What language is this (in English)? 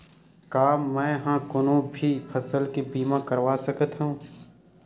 Chhattisgarhi